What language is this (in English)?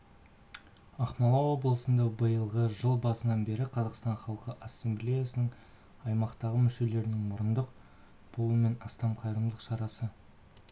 Kazakh